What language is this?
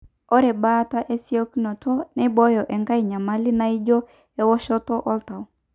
Masai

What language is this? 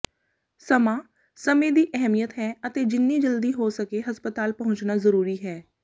Punjabi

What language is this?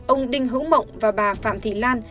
Vietnamese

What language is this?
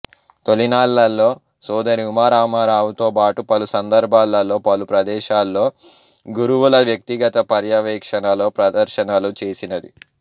Telugu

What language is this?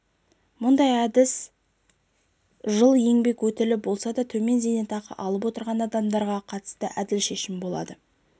Kazakh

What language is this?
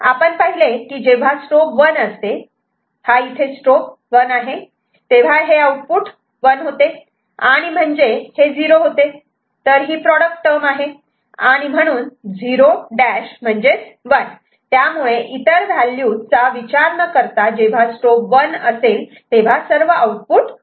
Marathi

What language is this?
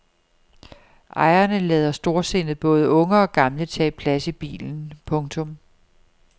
Danish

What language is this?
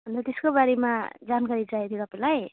Nepali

